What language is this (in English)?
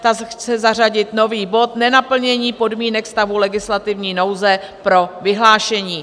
Czech